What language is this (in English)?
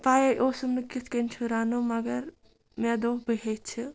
Kashmiri